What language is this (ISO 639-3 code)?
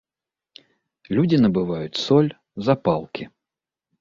bel